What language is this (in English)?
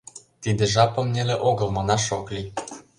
Mari